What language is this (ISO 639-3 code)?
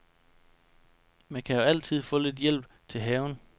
dan